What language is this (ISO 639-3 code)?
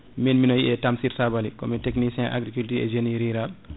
ful